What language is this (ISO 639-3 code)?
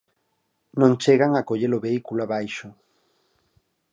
glg